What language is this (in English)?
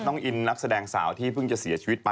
Thai